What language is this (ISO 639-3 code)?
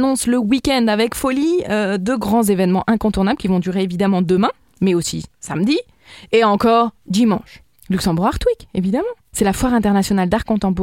fra